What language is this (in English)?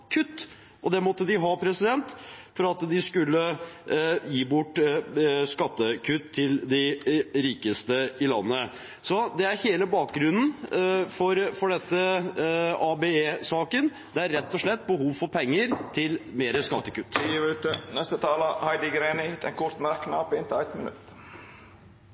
Norwegian